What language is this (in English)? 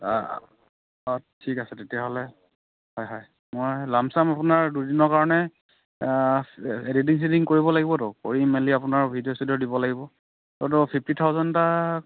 Assamese